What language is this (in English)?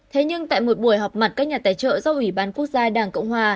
Vietnamese